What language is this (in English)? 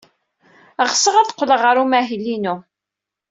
Kabyle